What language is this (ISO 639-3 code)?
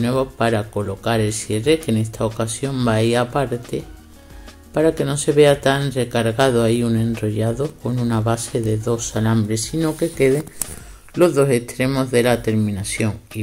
spa